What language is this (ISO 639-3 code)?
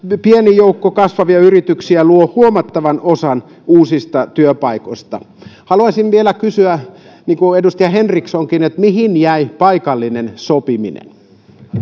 fin